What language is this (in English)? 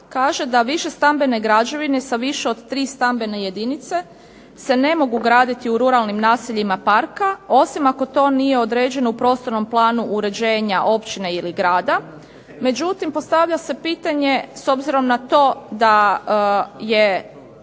Croatian